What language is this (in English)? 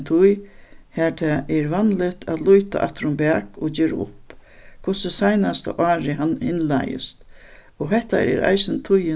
Faroese